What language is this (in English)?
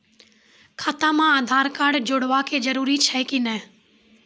Maithili